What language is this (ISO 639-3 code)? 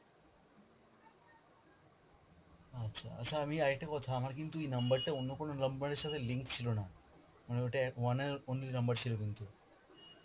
ben